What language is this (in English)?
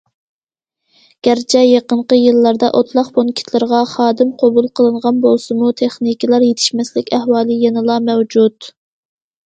Uyghur